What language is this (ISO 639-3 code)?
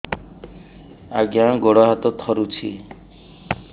ori